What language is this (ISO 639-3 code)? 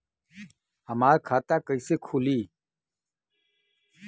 bho